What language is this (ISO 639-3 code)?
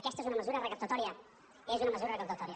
cat